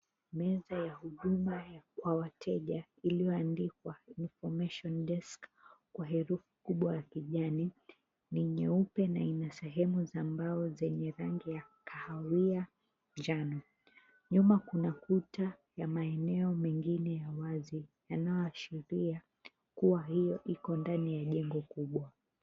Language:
Swahili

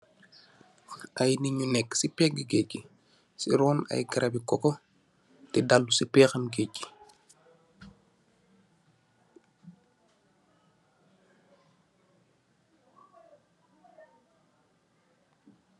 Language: Wolof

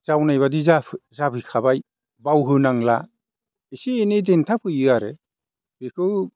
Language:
Bodo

